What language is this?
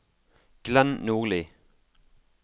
Norwegian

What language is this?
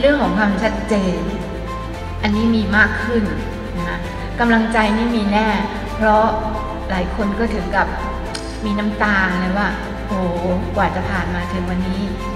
Thai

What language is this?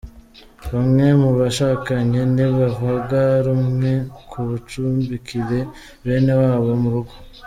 Kinyarwanda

